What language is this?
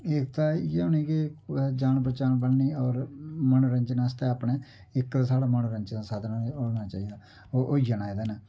Dogri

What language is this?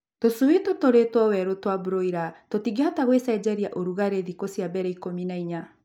Kikuyu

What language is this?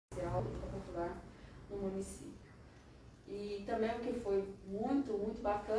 Portuguese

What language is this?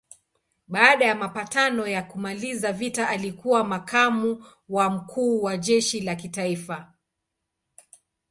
Swahili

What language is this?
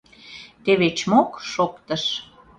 Mari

